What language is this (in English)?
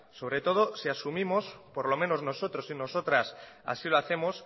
Spanish